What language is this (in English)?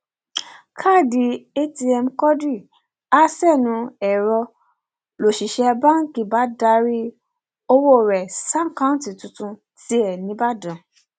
Yoruba